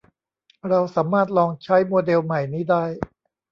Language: Thai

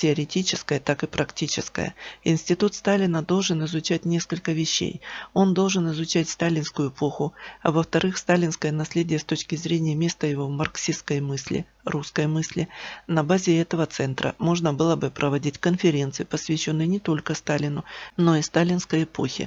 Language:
Russian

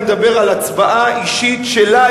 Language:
Hebrew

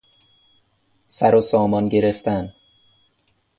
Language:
Persian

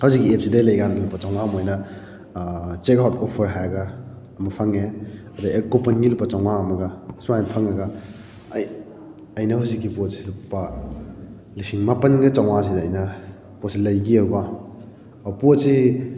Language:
Manipuri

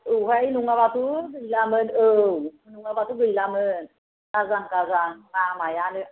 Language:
Bodo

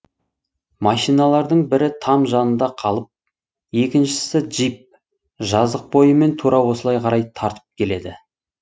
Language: Kazakh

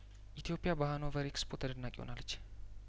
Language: Amharic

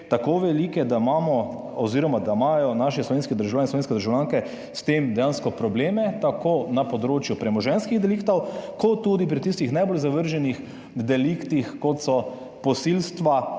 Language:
Slovenian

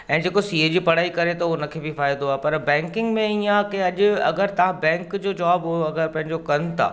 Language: Sindhi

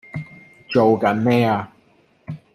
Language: Cantonese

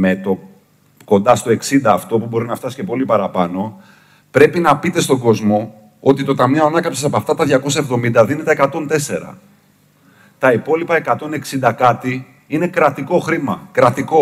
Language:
Greek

